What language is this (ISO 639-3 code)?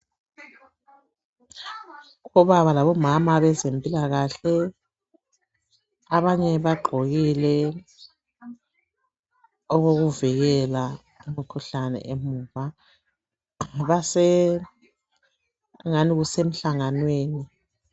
nde